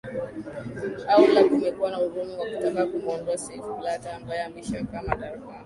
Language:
Swahili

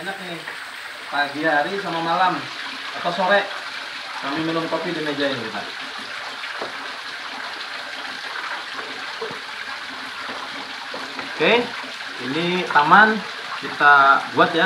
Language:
Indonesian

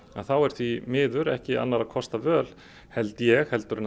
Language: Icelandic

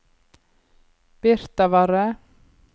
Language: Norwegian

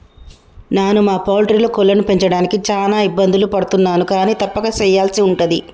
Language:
Telugu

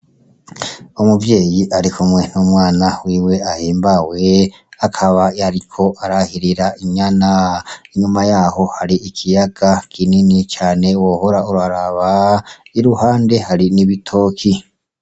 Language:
Rundi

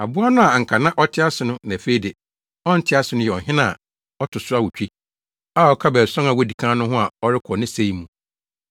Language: Akan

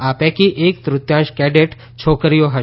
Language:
Gujarati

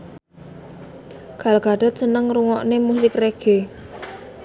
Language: Javanese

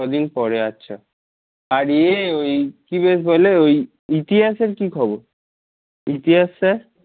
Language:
Bangla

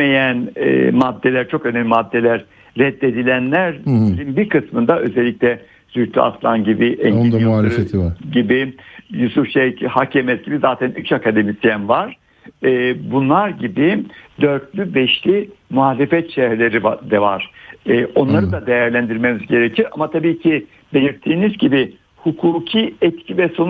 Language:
Turkish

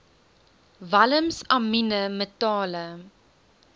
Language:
Afrikaans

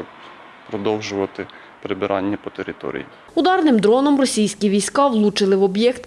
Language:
Ukrainian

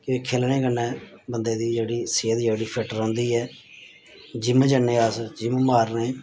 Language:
Dogri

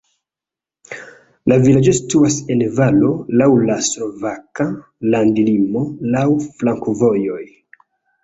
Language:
Esperanto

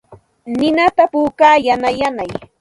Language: Santa Ana de Tusi Pasco Quechua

